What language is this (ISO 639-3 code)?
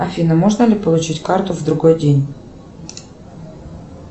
rus